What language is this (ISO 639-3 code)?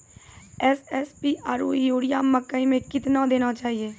mai